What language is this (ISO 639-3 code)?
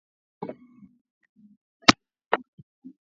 swa